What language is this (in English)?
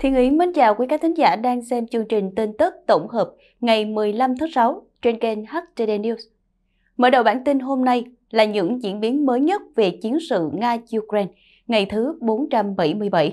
Vietnamese